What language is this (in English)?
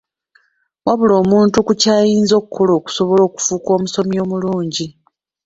Ganda